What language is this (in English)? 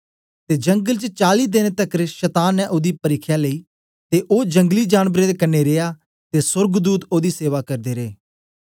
Dogri